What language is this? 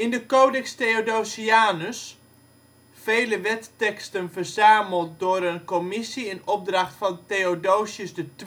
Dutch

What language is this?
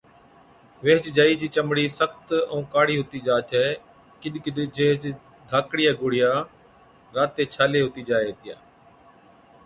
Od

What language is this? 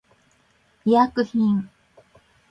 Japanese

